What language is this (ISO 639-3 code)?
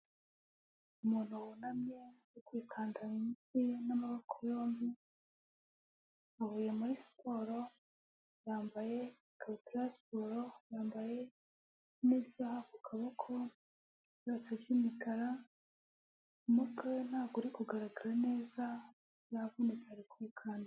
kin